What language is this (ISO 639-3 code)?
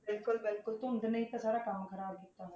pan